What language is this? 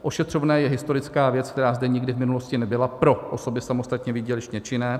Czech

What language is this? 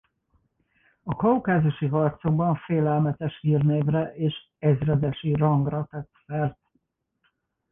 Hungarian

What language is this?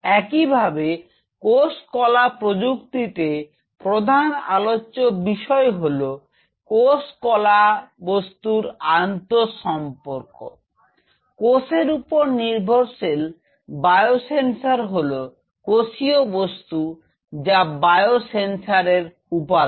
Bangla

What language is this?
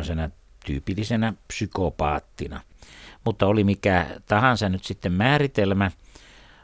Finnish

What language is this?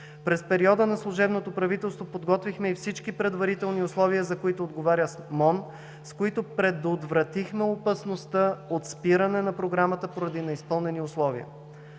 Bulgarian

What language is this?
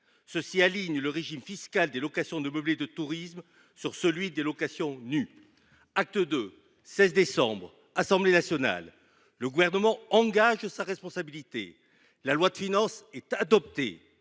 French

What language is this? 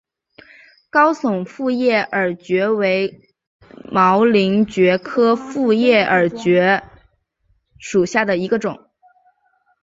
Chinese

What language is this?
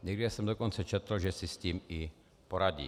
Czech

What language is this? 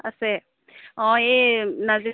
Assamese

